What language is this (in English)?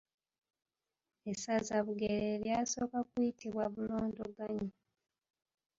Ganda